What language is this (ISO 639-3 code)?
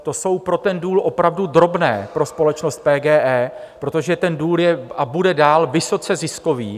ces